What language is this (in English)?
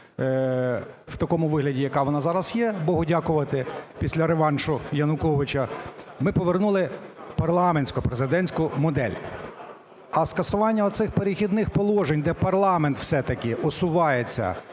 Ukrainian